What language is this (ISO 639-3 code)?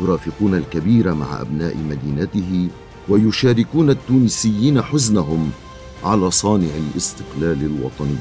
ara